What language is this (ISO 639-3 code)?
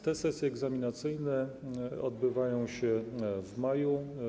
pol